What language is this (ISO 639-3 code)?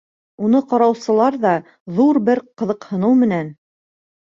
bak